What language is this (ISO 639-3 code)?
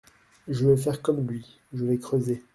fra